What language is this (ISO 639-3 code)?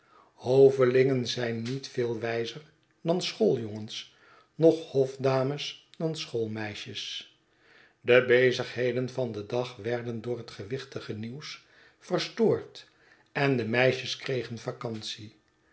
nld